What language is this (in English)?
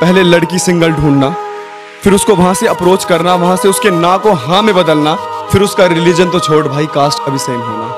Hindi